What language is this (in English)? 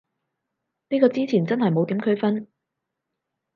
Cantonese